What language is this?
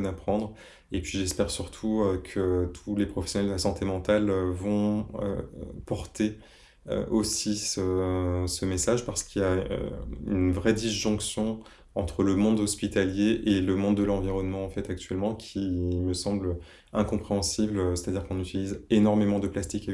French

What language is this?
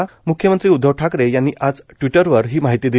Marathi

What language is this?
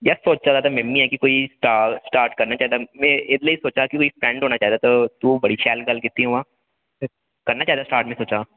Dogri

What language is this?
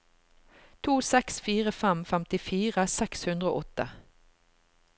Norwegian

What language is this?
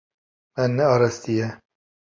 Kurdish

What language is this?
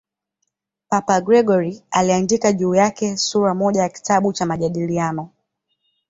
Swahili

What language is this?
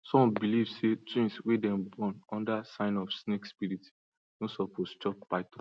Nigerian Pidgin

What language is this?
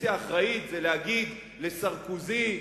Hebrew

